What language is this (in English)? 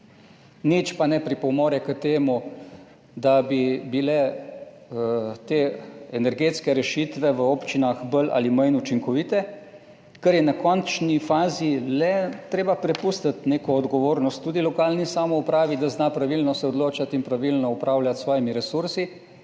Slovenian